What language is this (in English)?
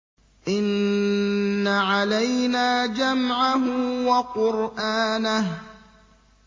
Arabic